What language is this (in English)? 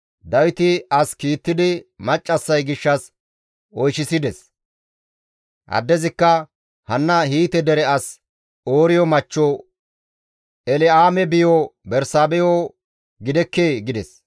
Gamo